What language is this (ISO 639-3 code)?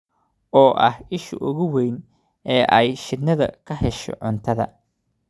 som